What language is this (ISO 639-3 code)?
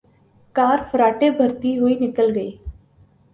urd